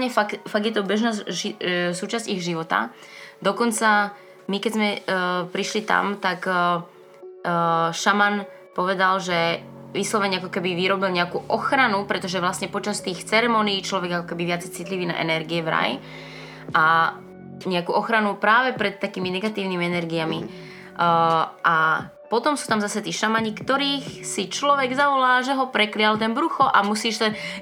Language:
Slovak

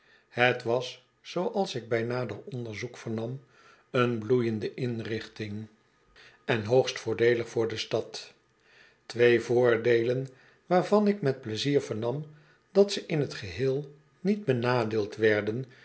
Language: Dutch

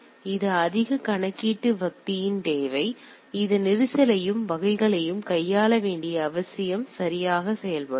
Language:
Tamil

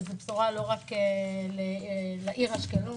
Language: Hebrew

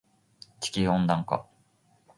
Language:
Japanese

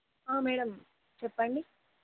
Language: Telugu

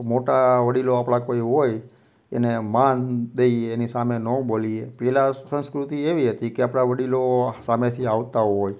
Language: Gujarati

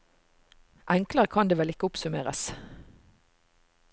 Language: Norwegian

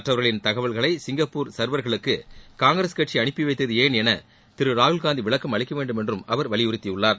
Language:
Tamil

